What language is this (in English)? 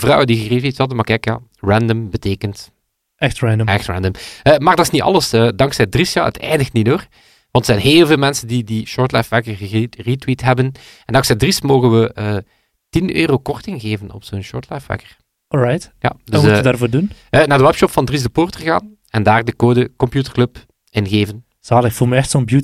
Dutch